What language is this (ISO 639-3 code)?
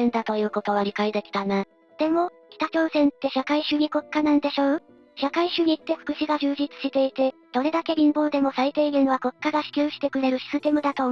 jpn